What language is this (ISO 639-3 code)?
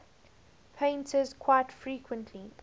eng